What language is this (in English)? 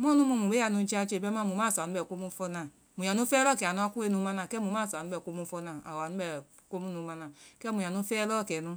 Vai